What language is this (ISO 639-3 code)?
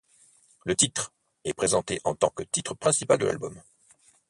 fra